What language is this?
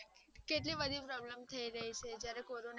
Gujarati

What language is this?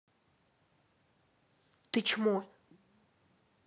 Russian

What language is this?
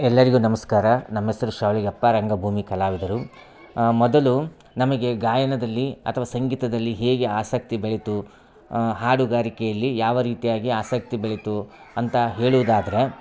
Kannada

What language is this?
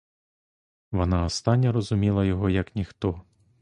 Ukrainian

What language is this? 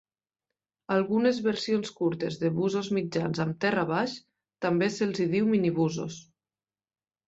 Catalan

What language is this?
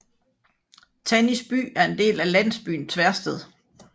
Danish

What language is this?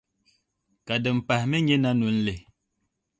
Dagbani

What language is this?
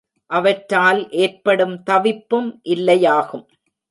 Tamil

